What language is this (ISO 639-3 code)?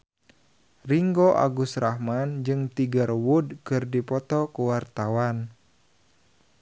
sun